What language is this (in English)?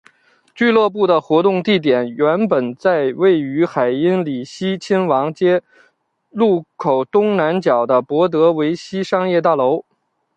Chinese